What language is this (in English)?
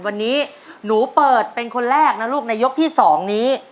Thai